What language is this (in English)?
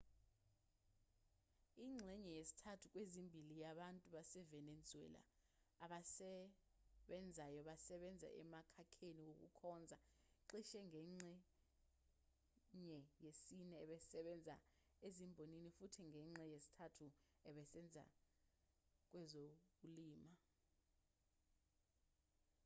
Zulu